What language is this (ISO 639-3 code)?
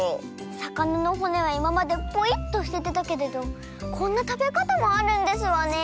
jpn